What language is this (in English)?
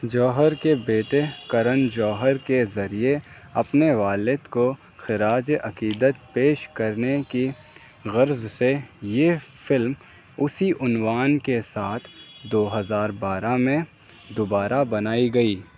Urdu